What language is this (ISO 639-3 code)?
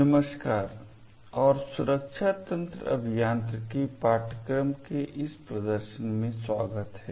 hin